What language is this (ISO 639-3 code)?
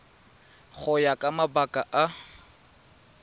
tsn